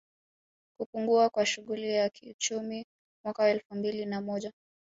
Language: Swahili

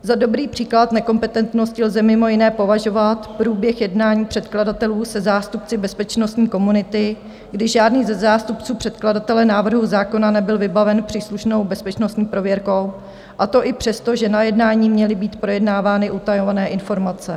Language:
Czech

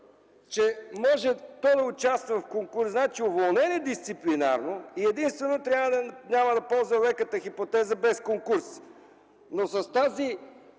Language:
Bulgarian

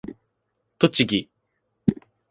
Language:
Japanese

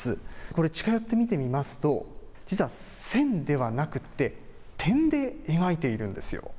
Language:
Japanese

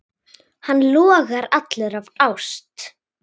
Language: Icelandic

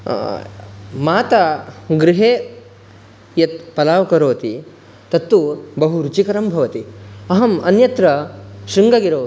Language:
Sanskrit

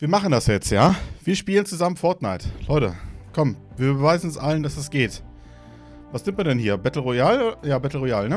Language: German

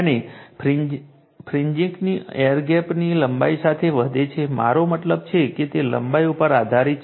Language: Gujarati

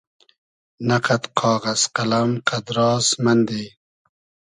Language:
Hazaragi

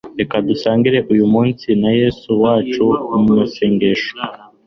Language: Kinyarwanda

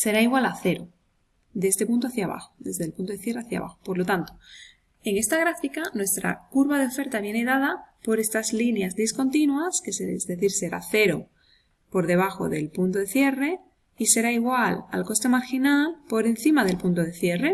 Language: Spanish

